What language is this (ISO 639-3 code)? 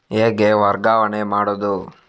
kan